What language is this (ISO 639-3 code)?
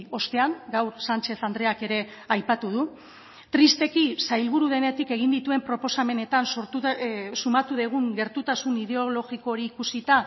eus